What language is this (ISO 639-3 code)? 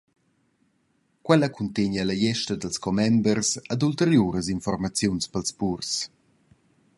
roh